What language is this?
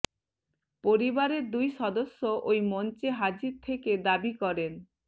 Bangla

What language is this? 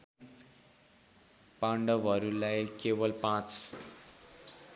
Nepali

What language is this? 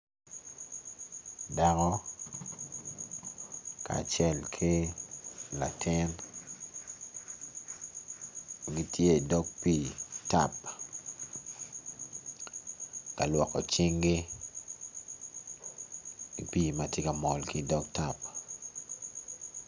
Acoli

